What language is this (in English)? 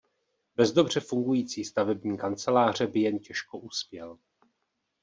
Czech